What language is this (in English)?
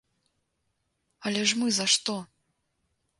Belarusian